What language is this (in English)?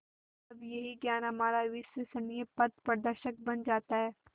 Hindi